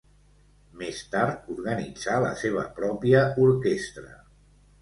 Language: Catalan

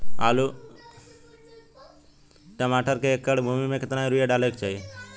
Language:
Bhojpuri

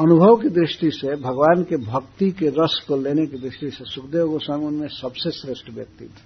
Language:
Hindi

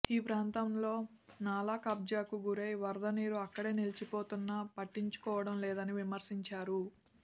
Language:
Telugu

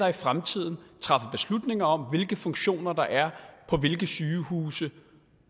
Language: Danish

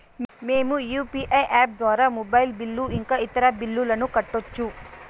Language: Telugu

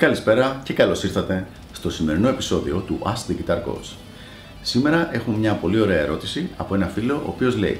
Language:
Greek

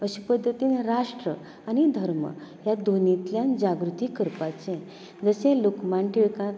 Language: Konkani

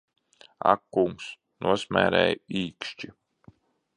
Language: Latvian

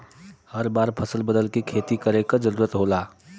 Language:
Bhojpuri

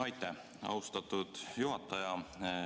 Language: Estonian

